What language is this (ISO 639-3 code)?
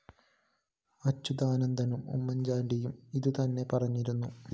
mal